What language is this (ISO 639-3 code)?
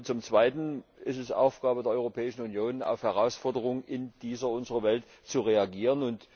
deu